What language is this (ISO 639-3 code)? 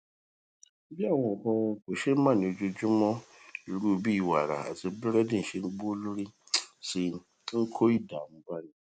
yor